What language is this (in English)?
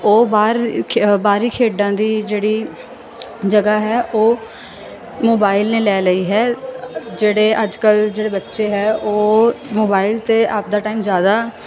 Punjabi